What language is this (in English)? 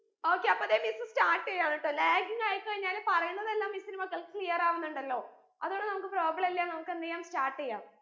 Malayalam